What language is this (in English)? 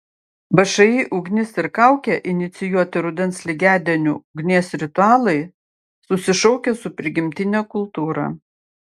Lithuanian